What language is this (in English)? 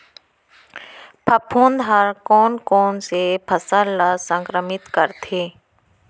Chhattisgarhi